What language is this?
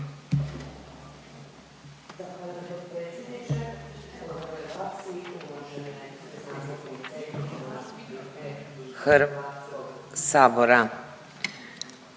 Croatian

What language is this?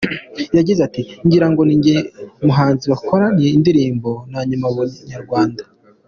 Kinyarwanda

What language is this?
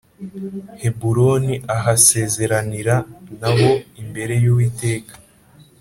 Kinyarwanda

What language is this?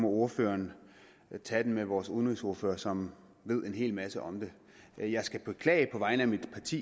Danish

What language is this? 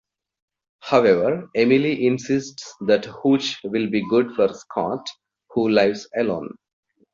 English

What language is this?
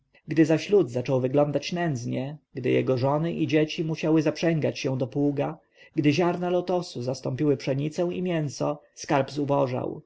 Polish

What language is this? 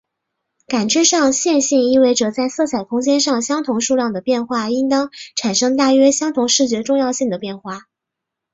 Chinese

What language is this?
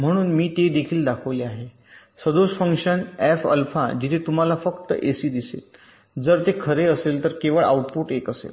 Marathi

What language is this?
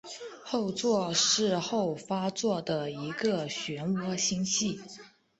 Chinese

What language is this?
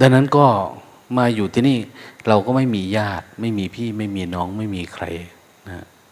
Thai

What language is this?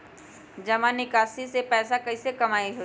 Magahi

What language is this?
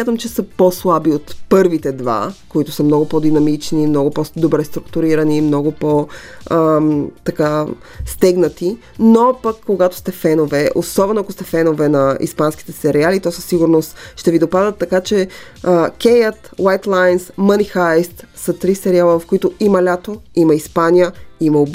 Bulgarian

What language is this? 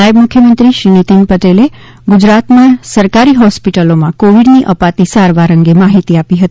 Gujarati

